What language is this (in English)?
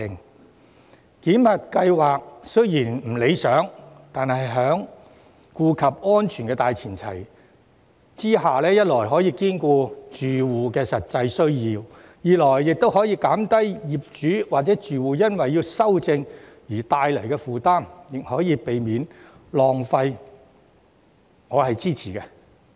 Cantonese